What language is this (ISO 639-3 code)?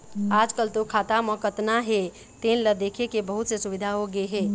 hne